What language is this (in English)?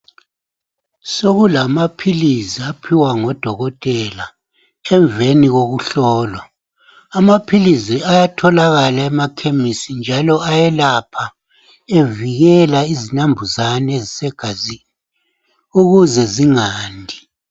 North Ndebele